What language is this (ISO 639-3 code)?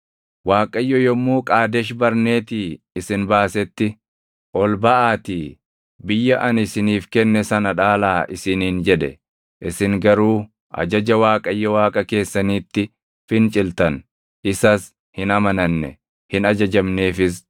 orm